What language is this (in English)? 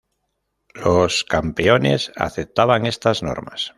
Spanish